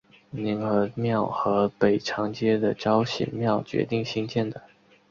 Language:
Chinese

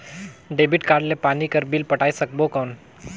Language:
Chhattisgarhi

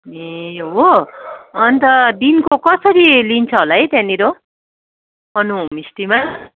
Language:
Nepali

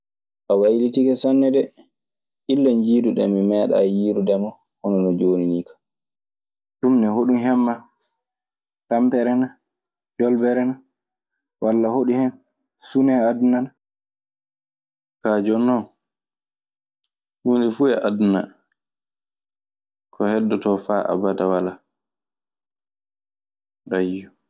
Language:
Maasina Fulfulde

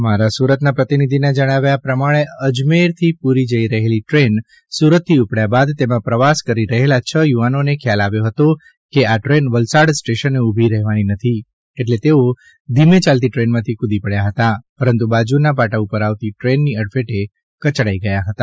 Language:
Gujarati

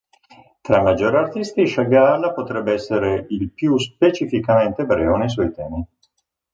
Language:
Italian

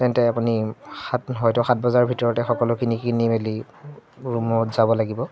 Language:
Assamese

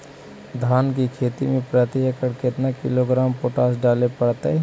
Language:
Magahi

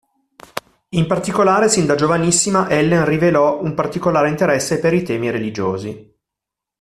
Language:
Italian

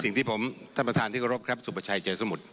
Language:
Thai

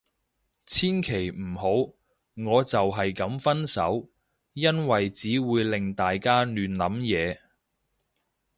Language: Cantonese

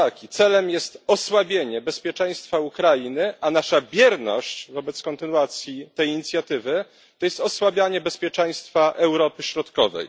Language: Polish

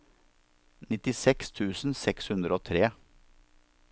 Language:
Norwegian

